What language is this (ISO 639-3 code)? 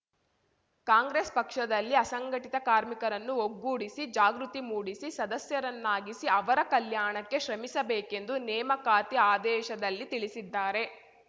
kan